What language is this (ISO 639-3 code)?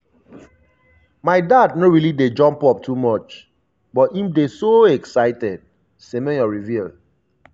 pcm